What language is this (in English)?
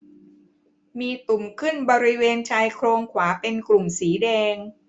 Thai